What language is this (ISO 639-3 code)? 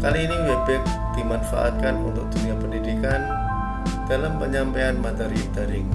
ind